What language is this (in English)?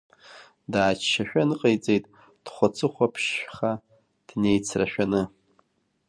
Abkhazian